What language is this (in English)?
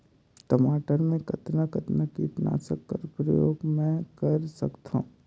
Chhattisgarhi